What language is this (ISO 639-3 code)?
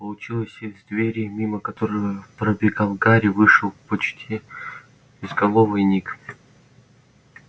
rus